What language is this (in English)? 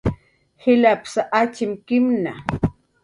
Jaqaru